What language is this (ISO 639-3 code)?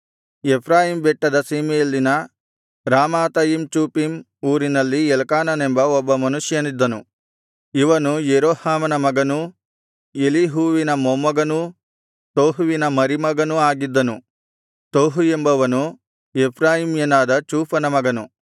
kan